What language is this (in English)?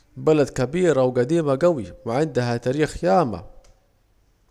Saidi Arabic